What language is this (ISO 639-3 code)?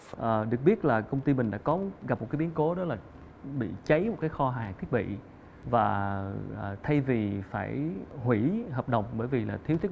vie